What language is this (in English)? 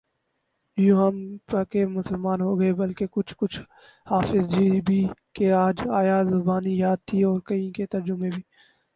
Urdu